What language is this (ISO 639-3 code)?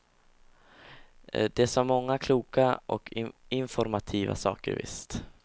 swe